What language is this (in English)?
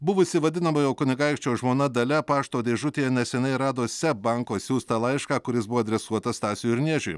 Lithuanian